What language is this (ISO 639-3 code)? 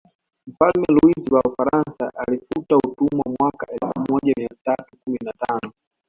swa